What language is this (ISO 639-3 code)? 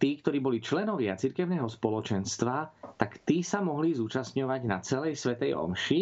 slk